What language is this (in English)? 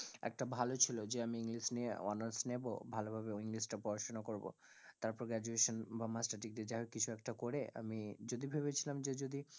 Bangla